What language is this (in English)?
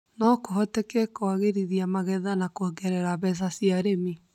Kikuyu